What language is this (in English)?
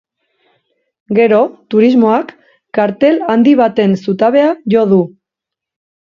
Basque